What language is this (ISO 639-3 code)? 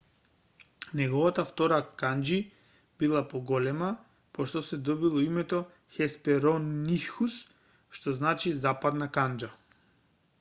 mkd